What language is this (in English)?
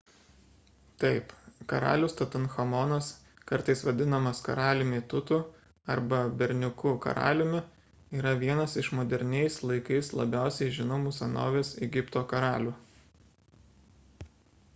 Lithuanian